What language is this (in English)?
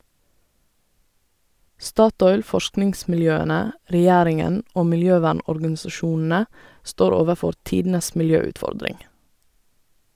Norwegian